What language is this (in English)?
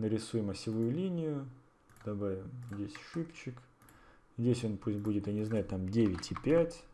Russian